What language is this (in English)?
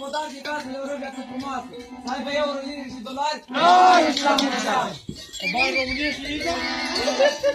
Romanian